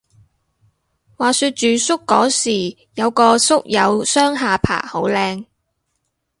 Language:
Cantonese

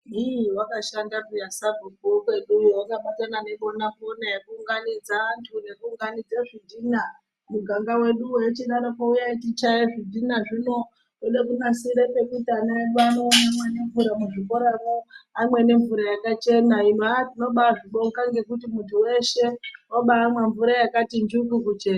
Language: Ndau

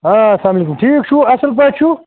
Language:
Kashmiri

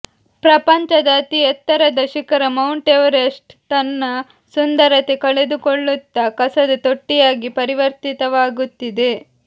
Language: Kannada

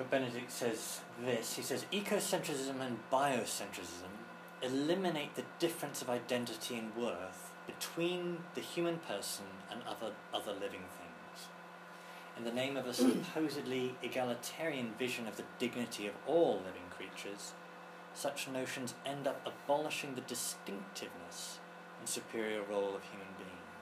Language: English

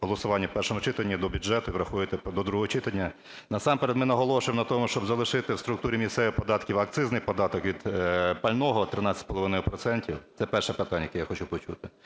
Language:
Ukrainian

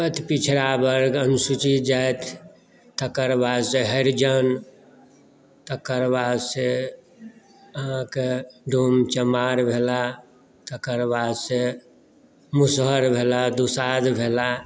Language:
Maithili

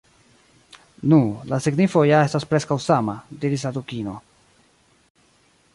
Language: Esperanto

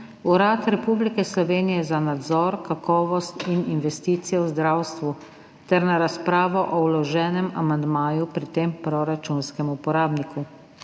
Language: Slovenian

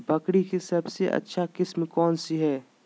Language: Magahi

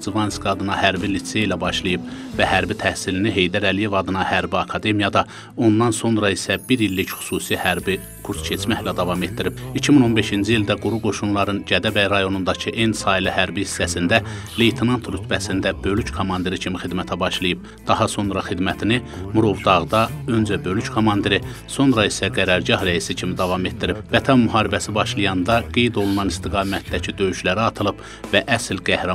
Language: Turkish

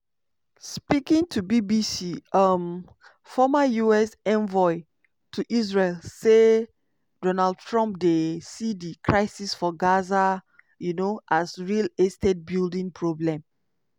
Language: Nigerian Pidgin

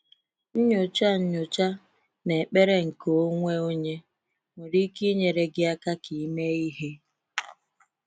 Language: Igbo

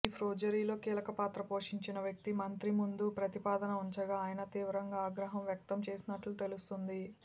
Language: Telugu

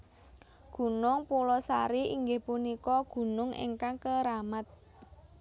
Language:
Javanese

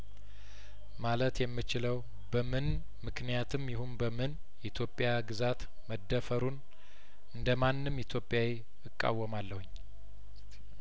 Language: Amharic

